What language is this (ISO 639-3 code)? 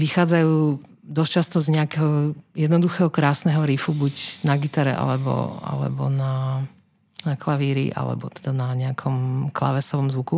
slk